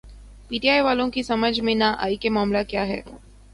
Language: Urdu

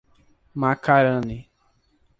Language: Portuguese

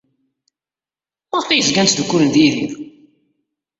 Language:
Kabyle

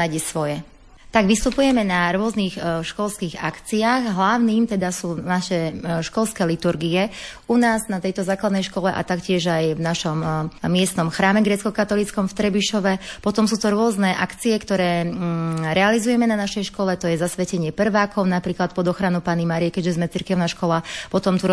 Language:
Slovak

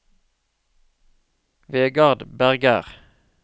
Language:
Norwegian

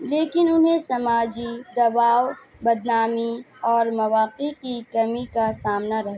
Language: Urdu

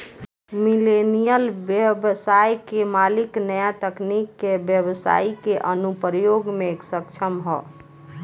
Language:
Bhojpuri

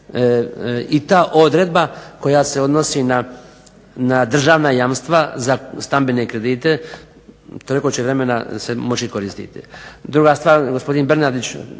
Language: Croatian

